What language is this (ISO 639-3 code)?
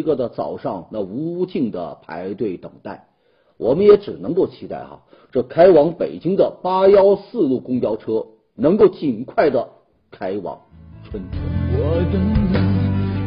zho